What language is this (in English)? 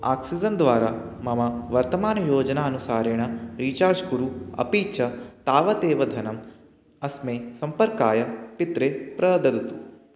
Sanskrit